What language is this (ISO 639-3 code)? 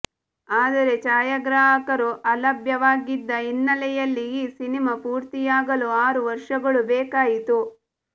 kan